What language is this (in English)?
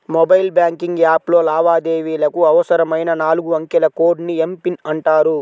Telugu